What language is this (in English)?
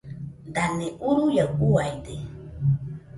Nüpode Huitoto